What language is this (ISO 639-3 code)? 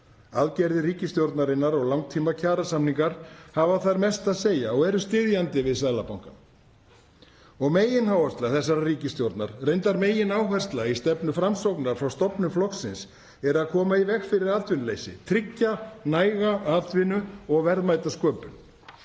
isl